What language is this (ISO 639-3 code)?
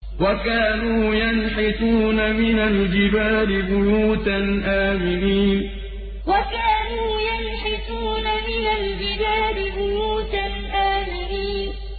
ara